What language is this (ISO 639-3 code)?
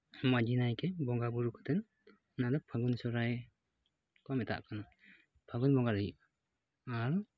sat